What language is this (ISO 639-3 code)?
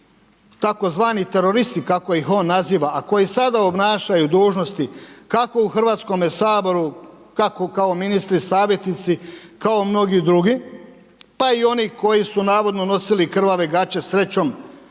hrv